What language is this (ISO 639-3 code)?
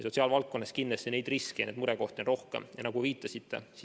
est